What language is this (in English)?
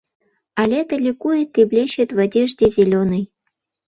Mari